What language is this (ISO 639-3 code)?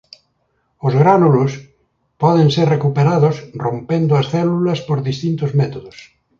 glg